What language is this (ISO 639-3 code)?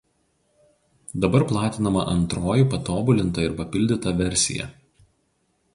lit